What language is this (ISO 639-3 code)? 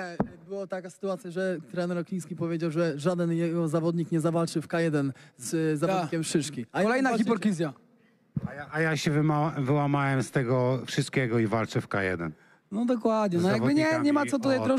pol